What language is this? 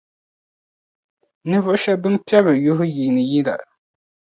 Dagbani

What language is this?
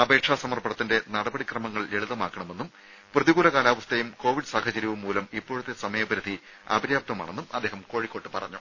Malayalam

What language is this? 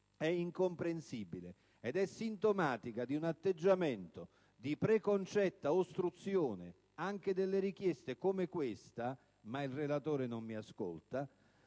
Italian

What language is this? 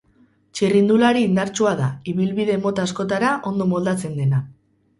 Basque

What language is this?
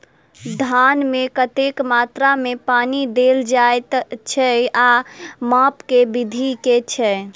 Maithili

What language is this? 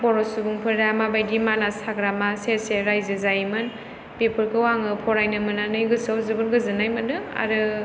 Bodo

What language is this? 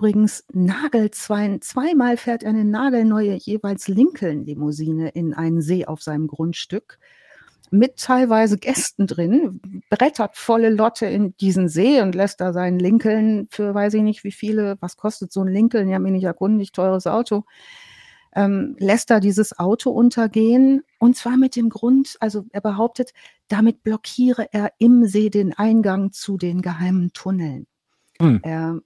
German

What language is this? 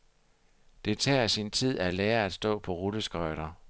Danish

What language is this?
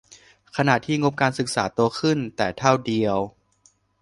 Thai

